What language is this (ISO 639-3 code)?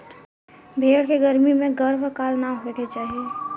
bho